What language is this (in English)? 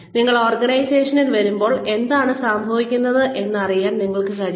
Malayalam